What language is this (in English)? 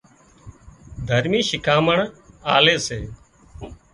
Wadiyara Koli